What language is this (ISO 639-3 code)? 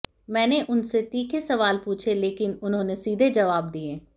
hin